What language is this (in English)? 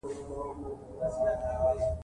Pashto